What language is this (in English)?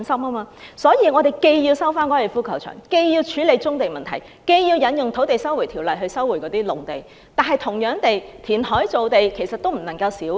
Cantonese